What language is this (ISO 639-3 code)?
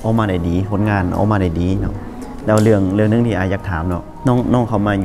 tha